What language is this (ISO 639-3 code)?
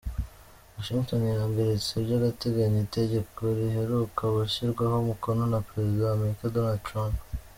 kin